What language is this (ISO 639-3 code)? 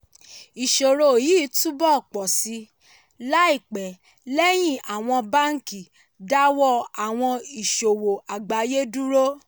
yor